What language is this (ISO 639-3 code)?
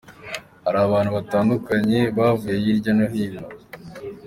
kin